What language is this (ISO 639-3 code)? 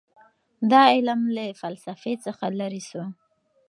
pus